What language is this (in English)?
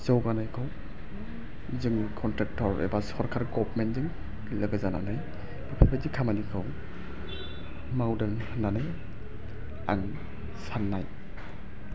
Bodo